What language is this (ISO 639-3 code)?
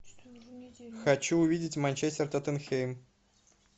rus